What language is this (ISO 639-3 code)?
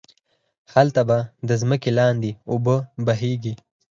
pus